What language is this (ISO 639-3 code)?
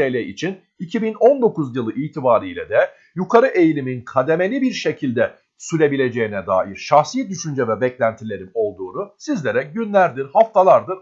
tur